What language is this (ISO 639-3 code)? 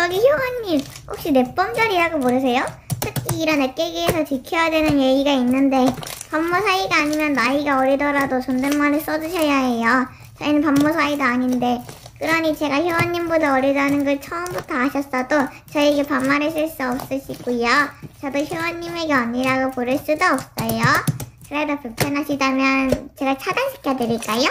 kor